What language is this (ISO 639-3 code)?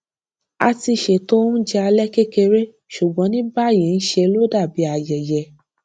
yor